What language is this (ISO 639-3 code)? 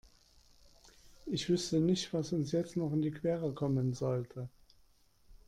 deu